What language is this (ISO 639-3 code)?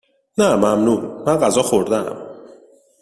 fas